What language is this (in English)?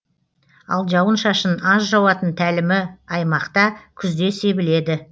Kazakh